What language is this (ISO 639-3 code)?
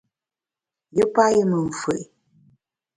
bax